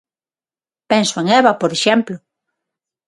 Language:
Galician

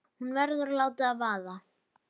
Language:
Icelandic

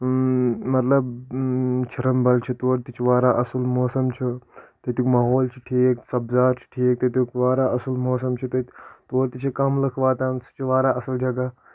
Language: Kashmiri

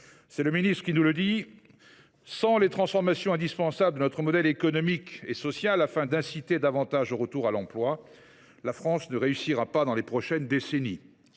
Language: French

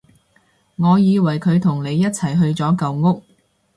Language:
Cantonese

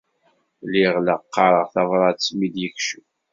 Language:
Kabyle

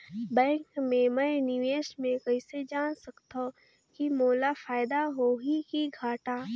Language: Chhattisgarhi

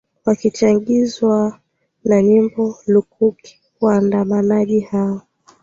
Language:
Swahili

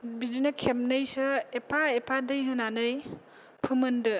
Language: Bodo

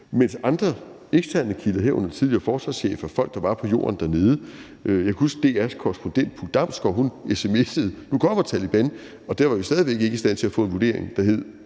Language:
Danish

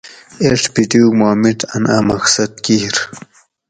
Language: Gawri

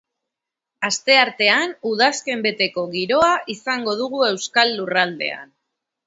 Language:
Basque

